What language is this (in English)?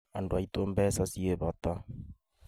Kikuyu